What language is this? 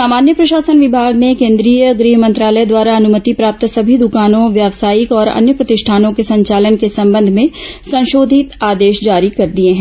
Hindi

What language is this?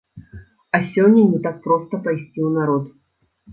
Belarusian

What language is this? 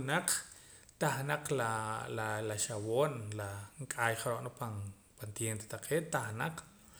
Poqomam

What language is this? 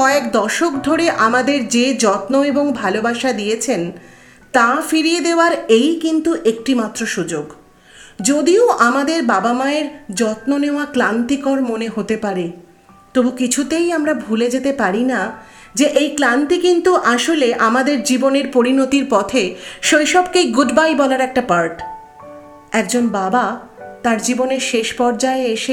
Bangla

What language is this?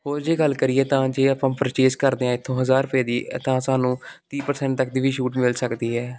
Punjabi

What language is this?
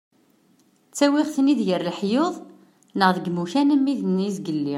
Kabyle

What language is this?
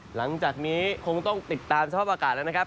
Thai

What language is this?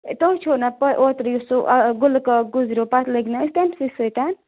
Kashmiri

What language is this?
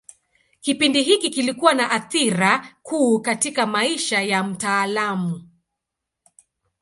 Swahili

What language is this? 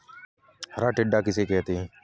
Hindi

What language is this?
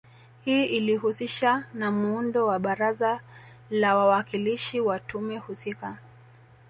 Swahili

